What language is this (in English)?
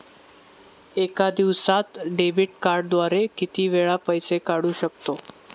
Marathi